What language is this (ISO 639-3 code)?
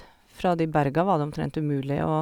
nor